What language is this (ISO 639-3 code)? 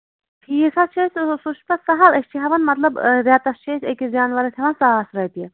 kas